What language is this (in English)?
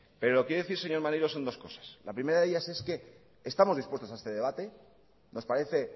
Spanish